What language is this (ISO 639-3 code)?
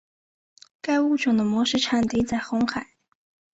zho